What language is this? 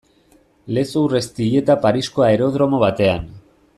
Basque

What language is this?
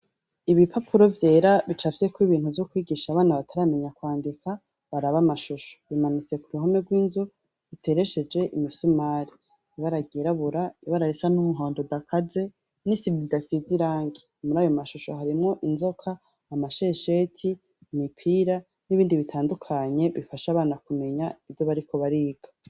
Rundi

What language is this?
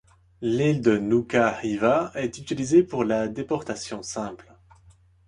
French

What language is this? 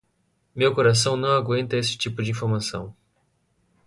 Portuguese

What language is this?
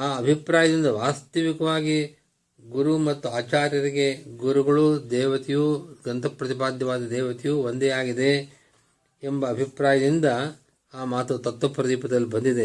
Kannada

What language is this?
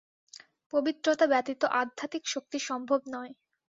Bangla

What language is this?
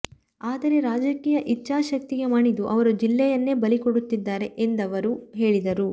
Kannada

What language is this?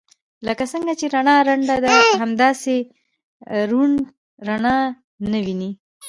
Pashto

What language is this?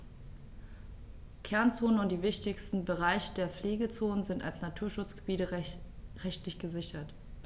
German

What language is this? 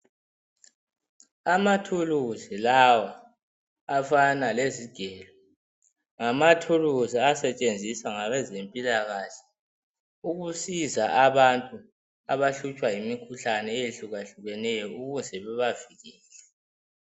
North Ndebele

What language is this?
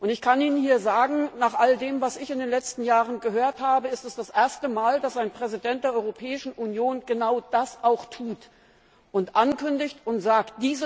German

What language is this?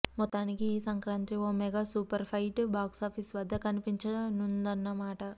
Telugu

